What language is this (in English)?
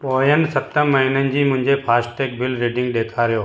Sindhi